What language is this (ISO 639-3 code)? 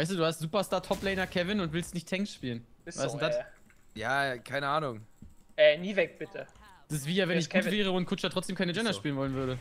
deu